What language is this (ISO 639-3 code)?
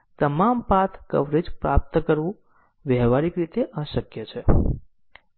guj